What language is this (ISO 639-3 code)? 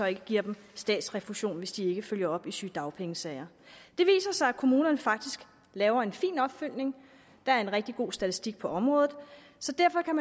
dan